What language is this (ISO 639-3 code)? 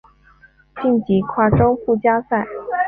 zho